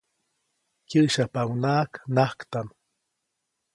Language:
Copainalá Zoque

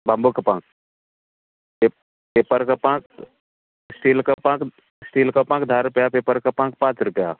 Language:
Konkani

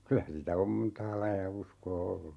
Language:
Finnish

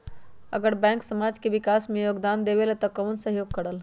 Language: Magahi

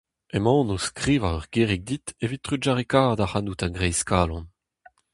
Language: Breton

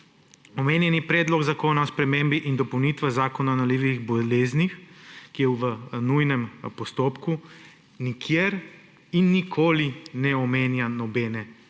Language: Slovenian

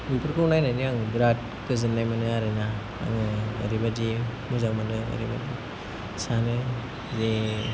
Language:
Bodo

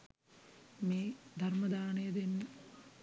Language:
Sinhala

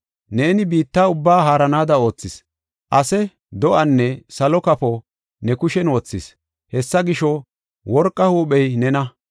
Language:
Gofa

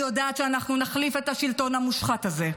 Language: Hebrew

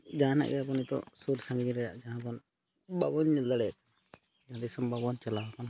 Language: Santali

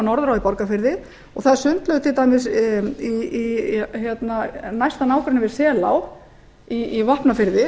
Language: Icelandic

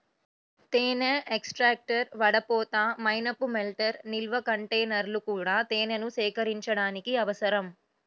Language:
Telugu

